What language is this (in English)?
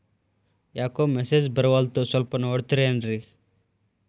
Kannada